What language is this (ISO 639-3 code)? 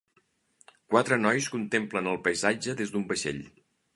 cat